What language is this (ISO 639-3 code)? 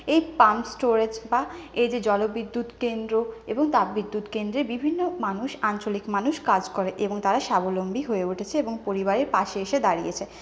ben